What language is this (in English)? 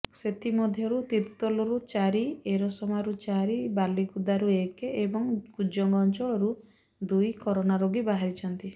Odia